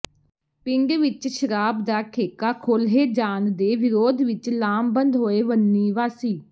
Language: Punjabi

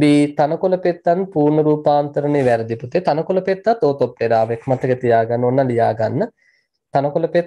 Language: Turkish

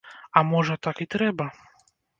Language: Belarusian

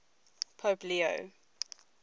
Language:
English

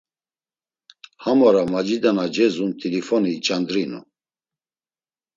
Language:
Laz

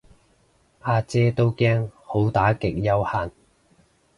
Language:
Cantonese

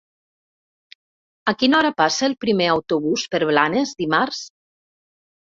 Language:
Catalan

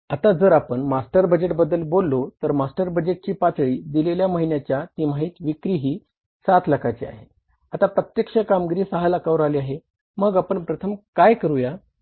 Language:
Marathi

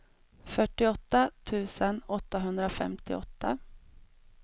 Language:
Swedish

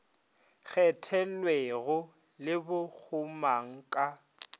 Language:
Northern Sotho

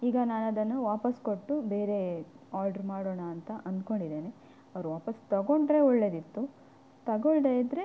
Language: Kannada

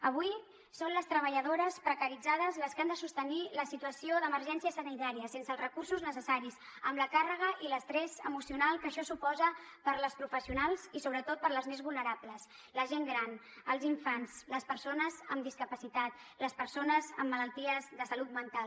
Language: Catalan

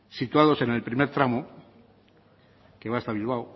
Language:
Spanish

